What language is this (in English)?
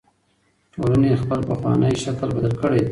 Pashto